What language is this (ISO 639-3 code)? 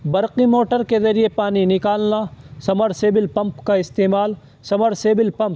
urd